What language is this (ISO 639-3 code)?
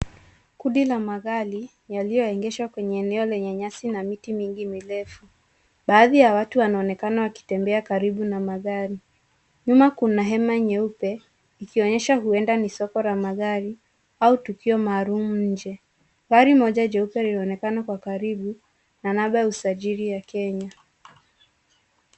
swa